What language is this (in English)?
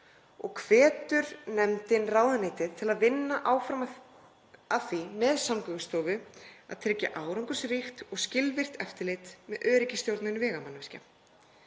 Icelandic